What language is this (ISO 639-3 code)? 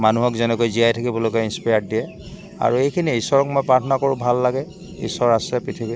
asm